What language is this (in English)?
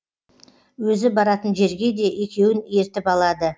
Kazakh